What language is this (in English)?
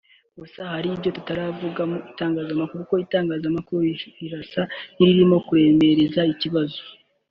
Kinyarwanda